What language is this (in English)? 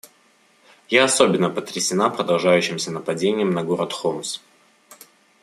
Russian